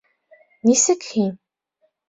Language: Bashkir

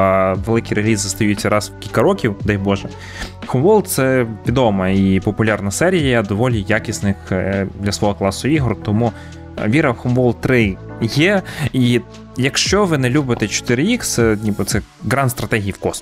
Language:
Ukrainian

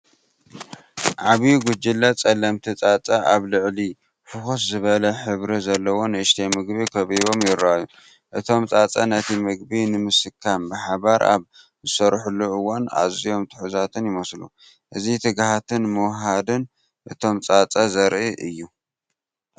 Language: Tigrinya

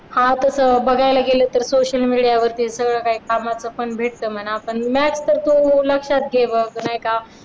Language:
Marathi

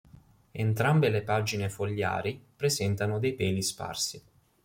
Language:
Italian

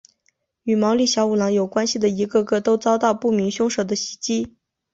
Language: Chinese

